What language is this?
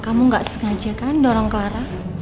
Indonesian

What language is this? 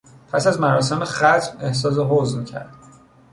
Persian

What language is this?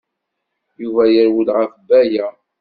Kabyle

